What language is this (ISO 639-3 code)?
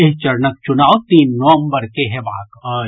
mai